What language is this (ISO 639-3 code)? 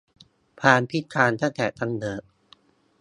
tha